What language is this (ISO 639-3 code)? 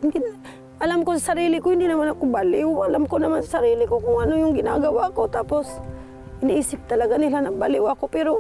fil